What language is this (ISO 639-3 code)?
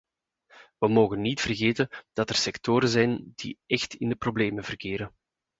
nld